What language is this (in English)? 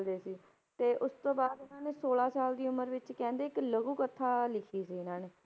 Punjabi